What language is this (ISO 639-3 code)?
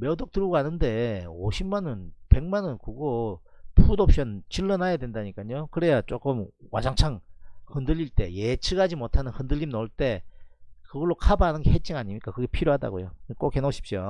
kor